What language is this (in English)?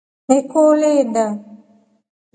Rombo